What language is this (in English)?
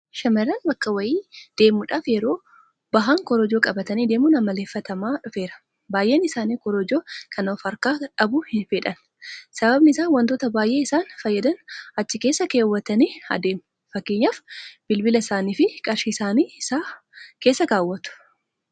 Oromo